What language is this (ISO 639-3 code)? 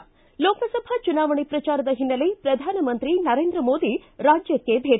kan